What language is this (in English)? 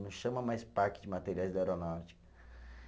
Portuguese